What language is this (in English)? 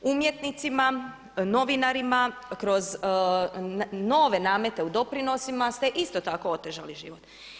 Croatian